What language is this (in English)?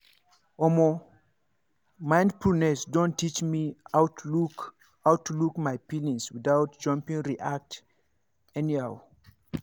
Nigerian Pidgin